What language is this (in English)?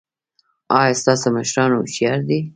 Pashto